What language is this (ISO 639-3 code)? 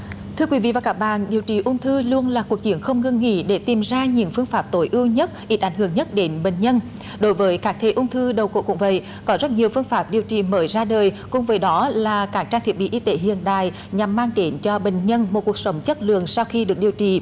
vie